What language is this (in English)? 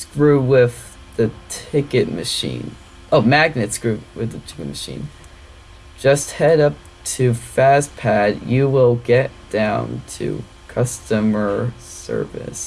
English